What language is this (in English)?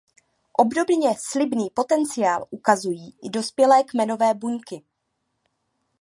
Czech